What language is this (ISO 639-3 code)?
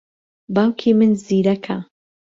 ckb